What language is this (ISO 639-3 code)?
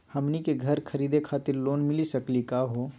mag